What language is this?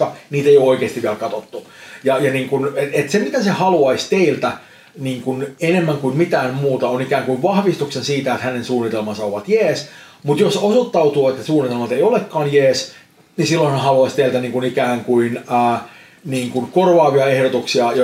Finnish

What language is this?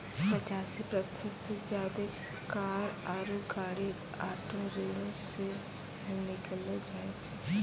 Maithili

